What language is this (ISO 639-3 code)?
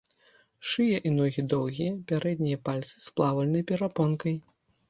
bel